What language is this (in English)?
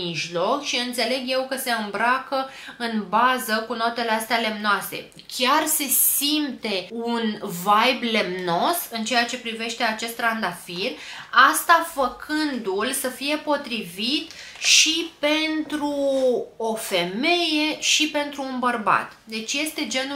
Romanian